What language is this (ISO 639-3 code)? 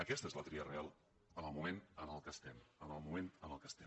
cat